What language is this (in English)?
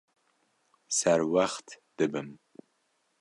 Kurdish